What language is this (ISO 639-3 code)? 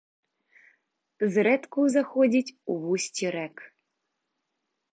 bel